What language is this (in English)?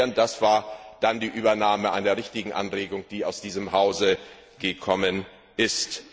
German